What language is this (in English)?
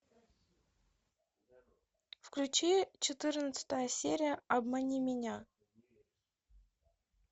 Russian